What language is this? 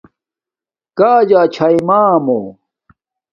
Domaaki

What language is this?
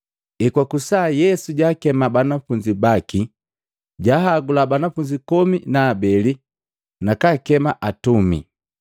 Matengo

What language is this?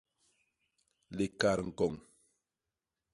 Basaa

